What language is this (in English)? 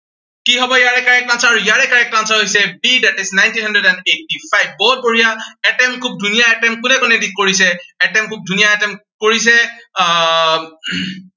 Assamese